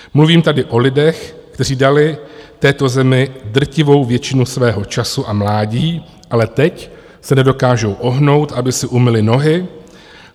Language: Czech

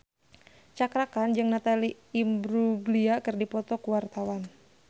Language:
Sundanese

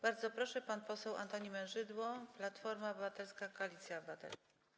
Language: Polish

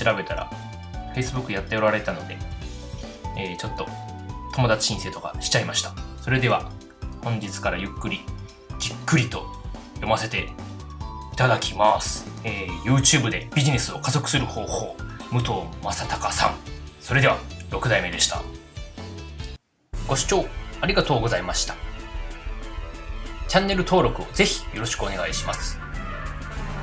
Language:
Japanese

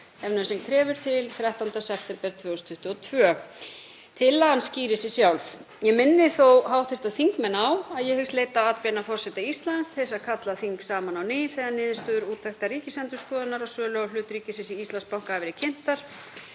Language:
Icelandic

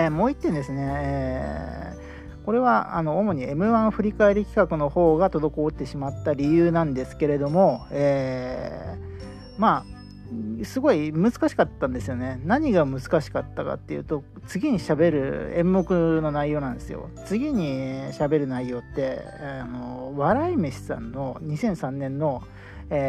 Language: Japanese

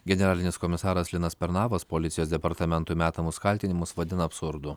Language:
Lithuanian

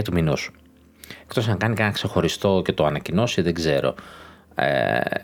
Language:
Greek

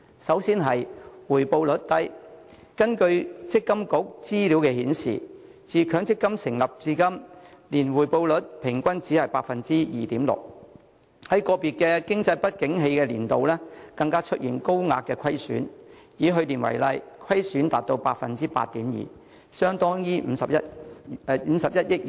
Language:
Cantonese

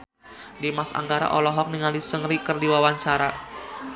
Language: Sundanese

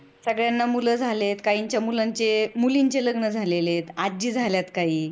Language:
Marathi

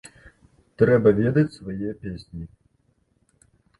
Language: Belarusian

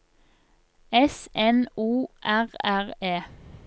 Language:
Norwegian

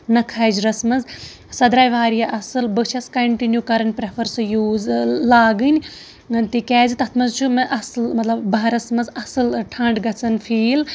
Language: Kashmiri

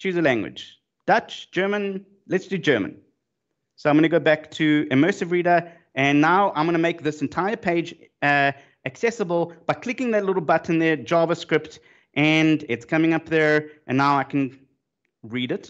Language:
English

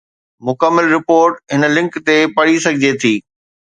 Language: Sindhi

